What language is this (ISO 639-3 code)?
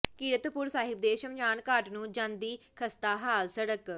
pan